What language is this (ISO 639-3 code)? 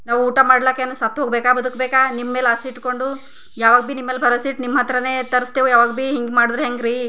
kan